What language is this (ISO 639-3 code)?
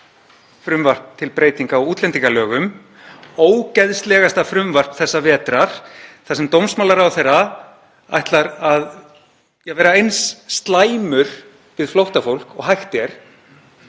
isl